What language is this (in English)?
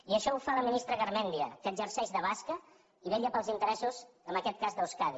Catalan